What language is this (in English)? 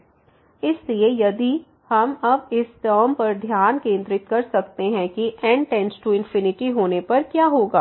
Hindi